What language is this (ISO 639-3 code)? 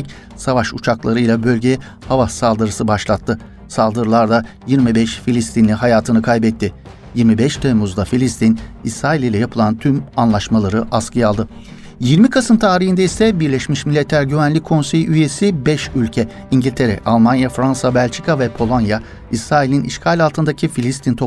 tur